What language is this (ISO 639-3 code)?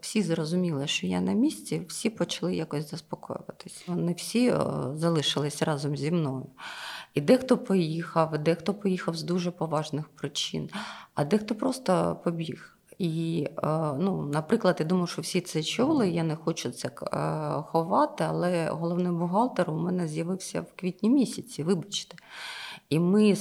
ukr